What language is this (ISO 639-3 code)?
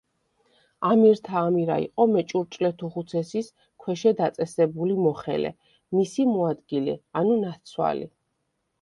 kat